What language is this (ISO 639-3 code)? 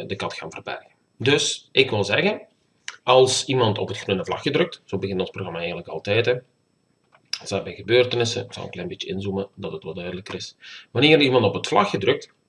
nld